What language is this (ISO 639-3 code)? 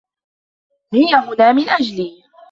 ara